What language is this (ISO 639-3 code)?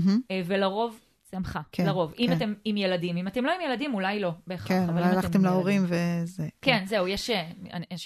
heb